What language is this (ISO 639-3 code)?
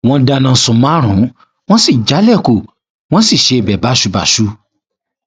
yor